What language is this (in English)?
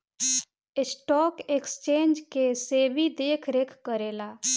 Bhojpuri